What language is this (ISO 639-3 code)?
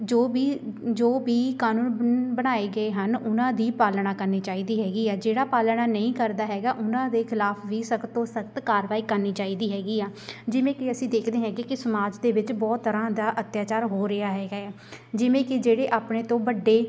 pan